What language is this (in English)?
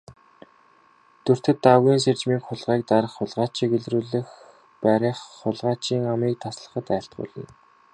Mongolian